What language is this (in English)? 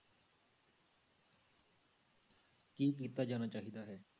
Punjabi